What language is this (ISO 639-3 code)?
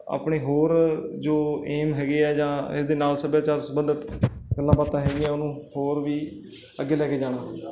pan